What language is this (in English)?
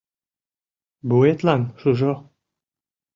Mari